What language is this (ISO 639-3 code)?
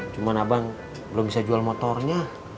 ind